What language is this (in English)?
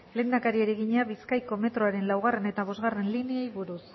Basque